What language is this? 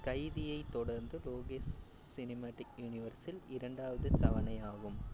Tamil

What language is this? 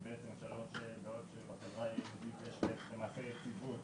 Hebrew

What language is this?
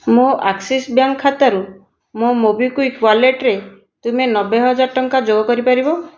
Odia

